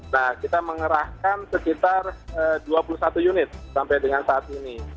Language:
Indonesian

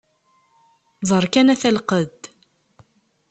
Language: Kabyle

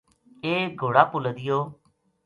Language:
Gujari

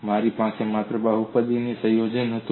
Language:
Gujarati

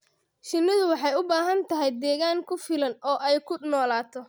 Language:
Somali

